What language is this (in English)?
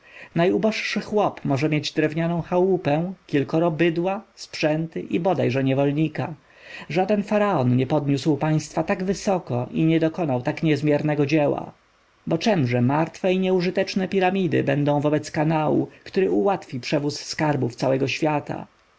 Polish